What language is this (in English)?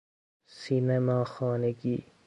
Persian